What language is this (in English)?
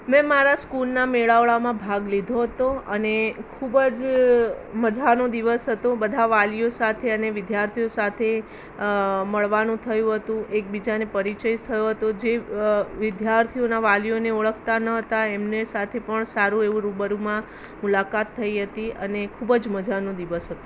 Gujarati